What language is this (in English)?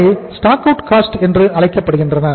Tamil